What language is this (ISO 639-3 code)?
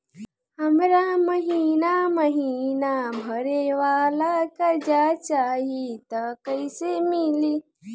bho